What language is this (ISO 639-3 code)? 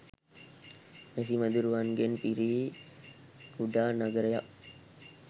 sin